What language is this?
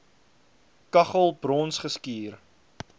Afrikaans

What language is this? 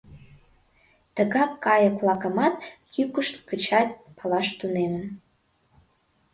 Mari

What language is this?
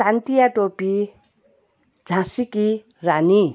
Nepali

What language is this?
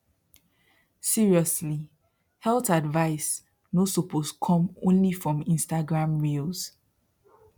Nigerian Pidgin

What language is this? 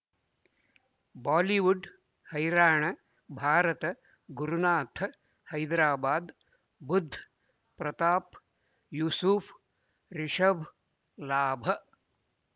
Kannada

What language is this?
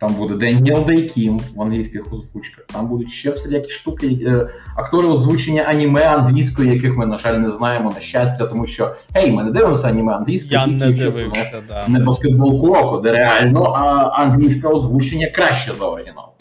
Ukrainian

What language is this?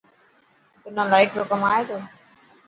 Dhatki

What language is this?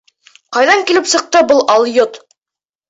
Bashkir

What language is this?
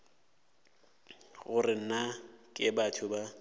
Northern Sotho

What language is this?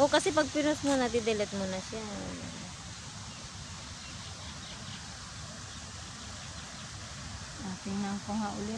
Filipino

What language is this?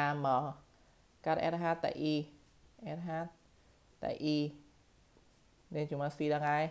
Vietnamese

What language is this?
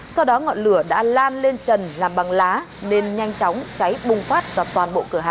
Vietnamese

